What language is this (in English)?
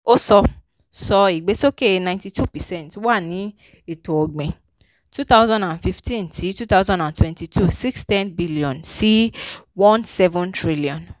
Yoruba